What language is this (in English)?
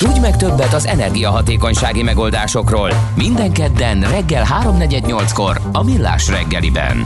Hungarian